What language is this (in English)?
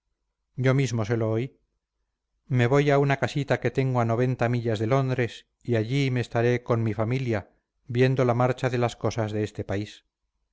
Spanish